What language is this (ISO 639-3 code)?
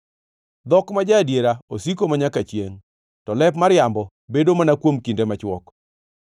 luo